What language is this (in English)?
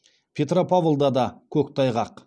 Kazakh